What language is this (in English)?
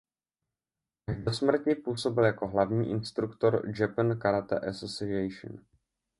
Czech